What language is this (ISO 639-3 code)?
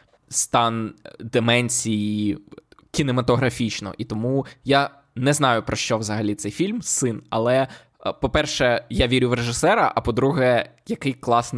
ukr